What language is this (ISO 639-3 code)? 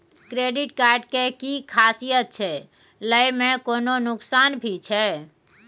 mai